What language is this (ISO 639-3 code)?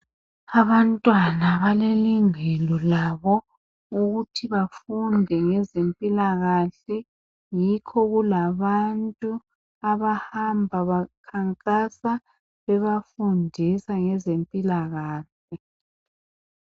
nde